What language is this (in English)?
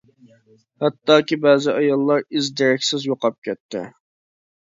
Uyghur